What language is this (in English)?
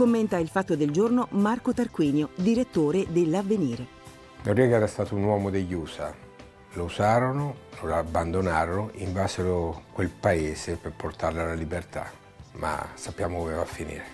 Italian